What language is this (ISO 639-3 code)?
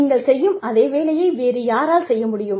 tam